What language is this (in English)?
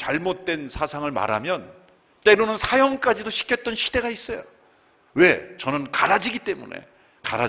Korean